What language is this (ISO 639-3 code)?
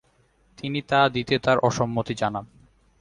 ben